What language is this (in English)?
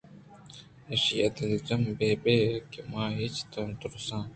Eastern Balochi